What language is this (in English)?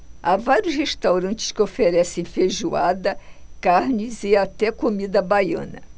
Portuguese